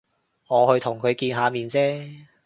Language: Cantonese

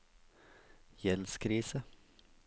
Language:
Norwegian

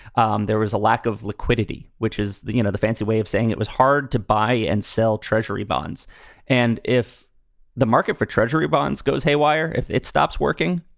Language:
English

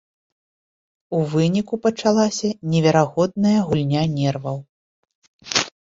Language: Belarusian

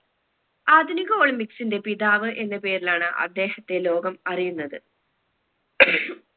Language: Malayalam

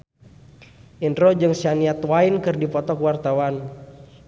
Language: Sundanese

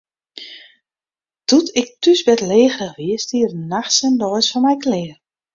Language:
Western Frisian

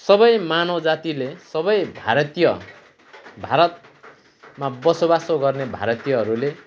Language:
Nepali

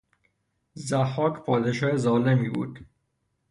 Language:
Persian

